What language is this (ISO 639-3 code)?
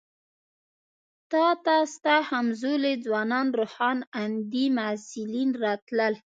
pus